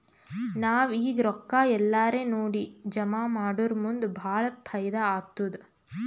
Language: Kannada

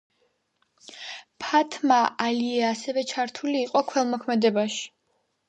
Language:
Georgian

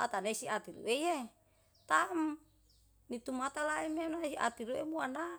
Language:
Yalahatan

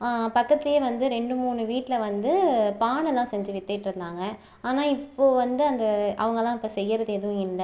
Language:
Tamil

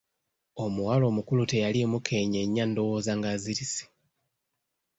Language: Ganda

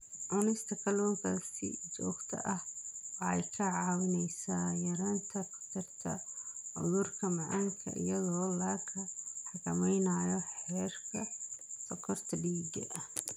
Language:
Somali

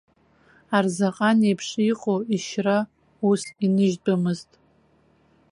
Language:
Abkhazian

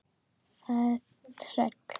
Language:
Icelandic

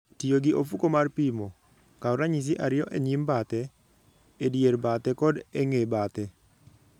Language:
Luo (Kenya and Tanzania)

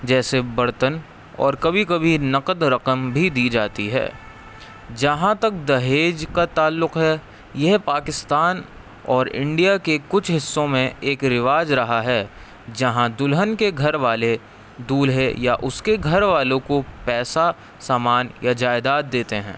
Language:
Urdu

